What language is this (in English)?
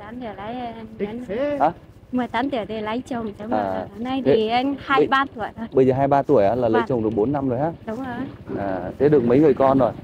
Vietnamese